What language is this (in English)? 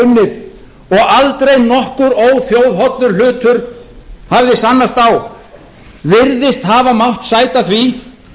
Icelandic